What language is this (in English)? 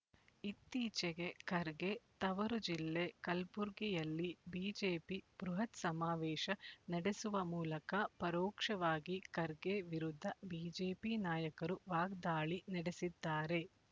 Kannada